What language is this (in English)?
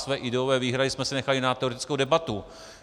Czech